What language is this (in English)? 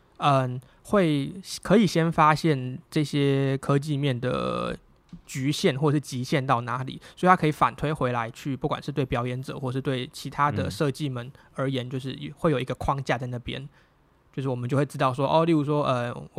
Chinese